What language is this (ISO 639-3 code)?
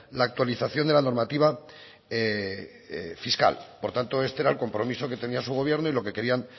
spa